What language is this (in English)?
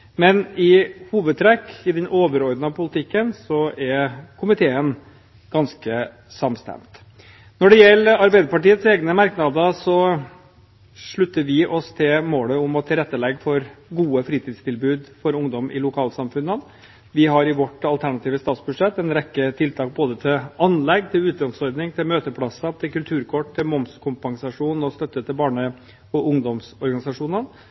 Norwegian Bokmål